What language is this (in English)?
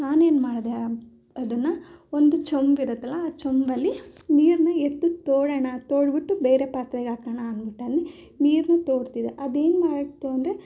Kannada